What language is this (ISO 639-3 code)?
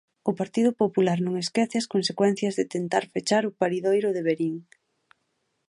glg